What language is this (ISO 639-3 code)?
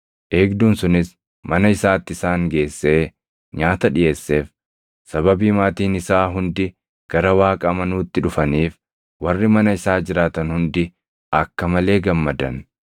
orm